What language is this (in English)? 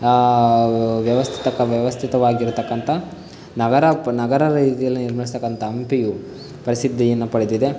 Kannada